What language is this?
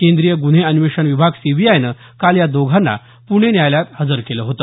Marathi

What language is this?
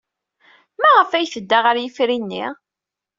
Kabyle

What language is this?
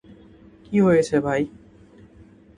Bangla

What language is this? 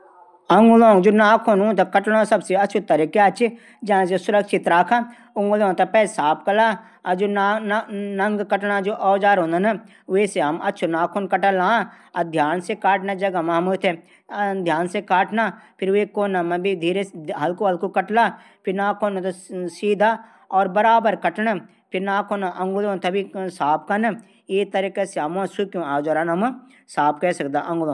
Garhwali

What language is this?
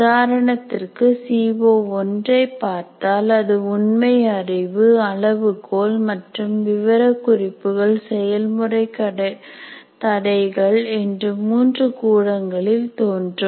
Tamil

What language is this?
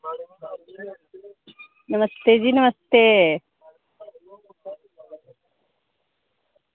Dogri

